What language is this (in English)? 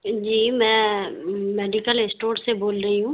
Urdu